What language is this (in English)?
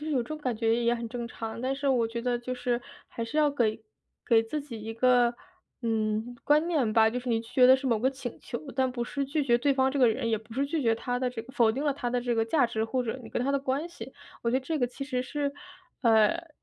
Chinese